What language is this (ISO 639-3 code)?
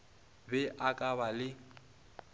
nso